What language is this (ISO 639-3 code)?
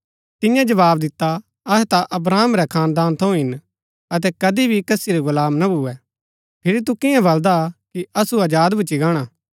gbk